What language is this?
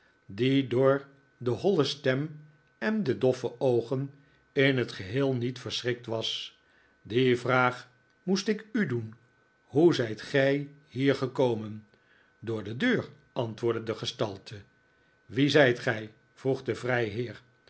Dutch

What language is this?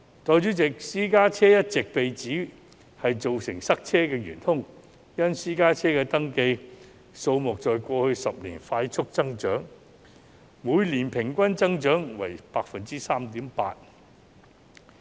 Cantonese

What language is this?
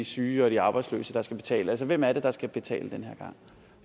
Danish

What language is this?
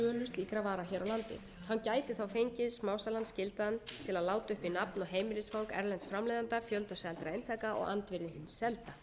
Icelandic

